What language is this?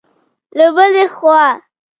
Pashto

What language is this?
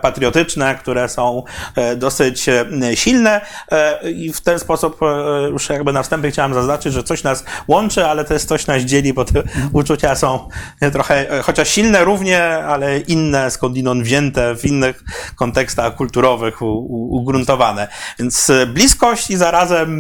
Polish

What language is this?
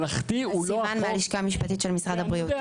Hebrew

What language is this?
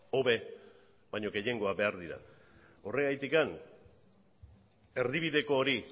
Basque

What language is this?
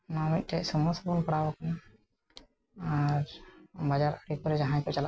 Santali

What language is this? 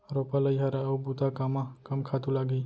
Chhattisgarhi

